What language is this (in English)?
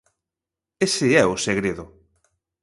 Galician